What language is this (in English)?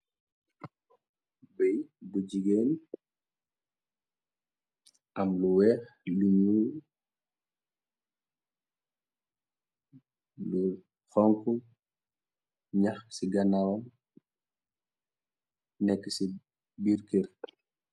Wolof